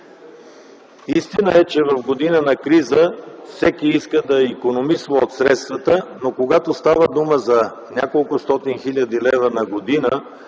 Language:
Bulgarian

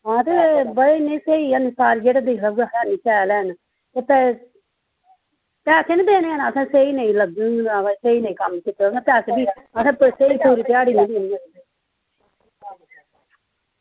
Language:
Dogri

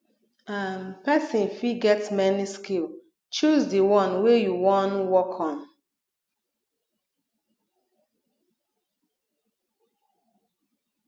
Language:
Nigerian Pidgin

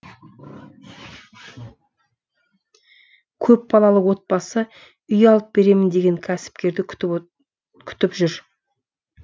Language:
Kazakh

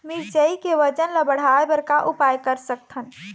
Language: Chhattisgarhi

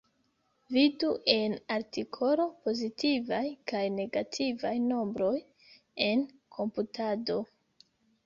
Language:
Esperanto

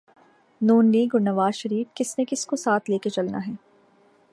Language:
Urdu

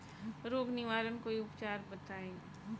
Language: Bhojpuri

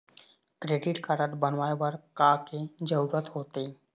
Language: Chhattisgarhi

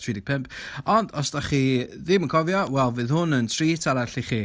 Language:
Welsh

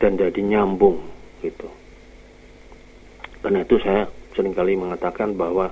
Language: Indonesian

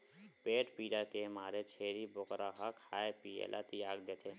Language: Chhattisgarhi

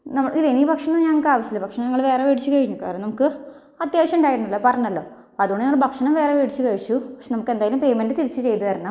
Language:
Malayalam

